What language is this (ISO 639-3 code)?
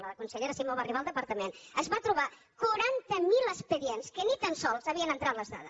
cat